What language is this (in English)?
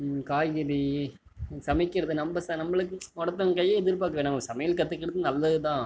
Tamil